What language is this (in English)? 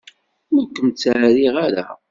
Kabyle